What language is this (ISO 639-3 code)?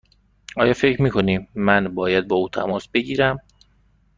fas